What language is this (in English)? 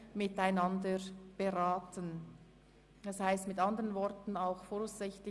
Swiss German